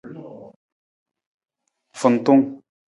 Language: Nawdm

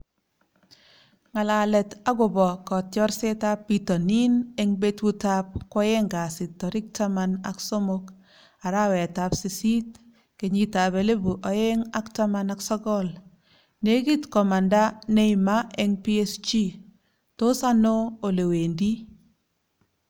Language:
Kalenjin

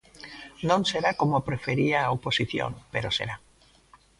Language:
Galician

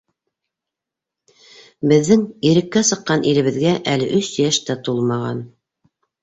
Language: Bashkir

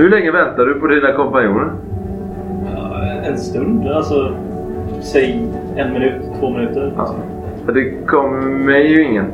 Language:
Swedish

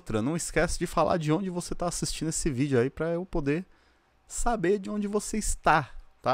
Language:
Portuguese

